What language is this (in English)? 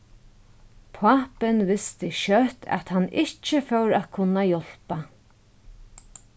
Faroese